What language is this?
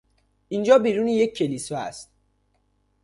Persian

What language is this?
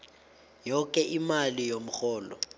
South Ndebele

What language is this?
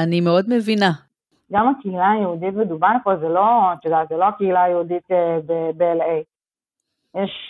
Hebrew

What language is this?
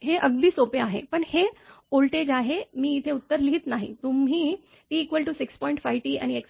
Marathi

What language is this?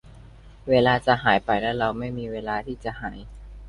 Thai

